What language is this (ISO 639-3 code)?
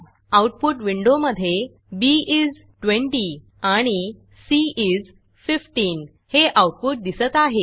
mar